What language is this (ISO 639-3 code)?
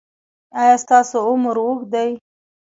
pus